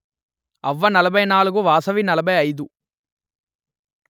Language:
Telugu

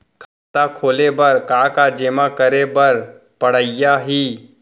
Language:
Chhattisgarhi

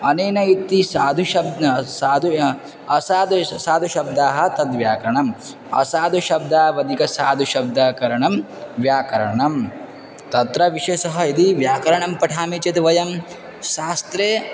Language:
Sanskrit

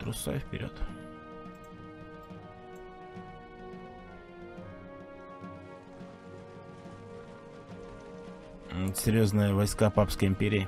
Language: Russian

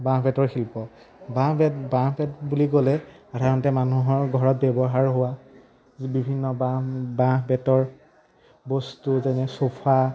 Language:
Assamese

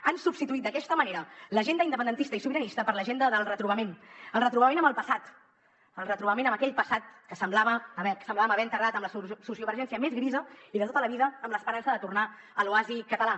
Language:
Catalan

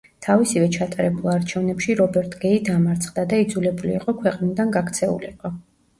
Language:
Georgian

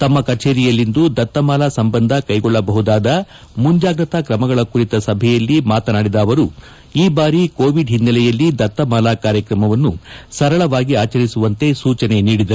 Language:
Kannada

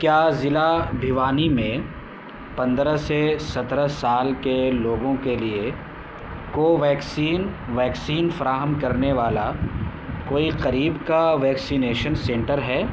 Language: Urdu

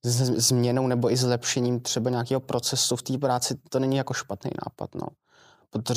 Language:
Czech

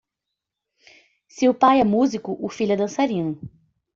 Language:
Portuguese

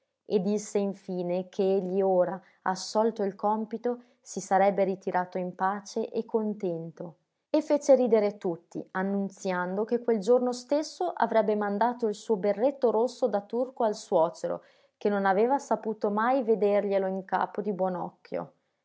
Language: Italian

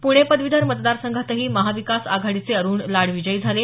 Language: Marathi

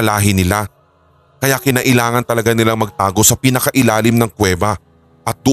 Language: Filipino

